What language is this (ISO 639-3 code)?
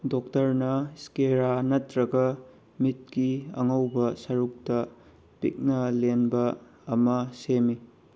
mni